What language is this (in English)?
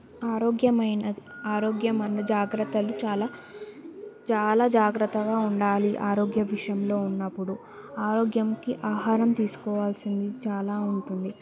Telugu